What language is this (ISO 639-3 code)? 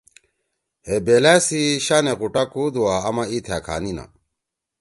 trw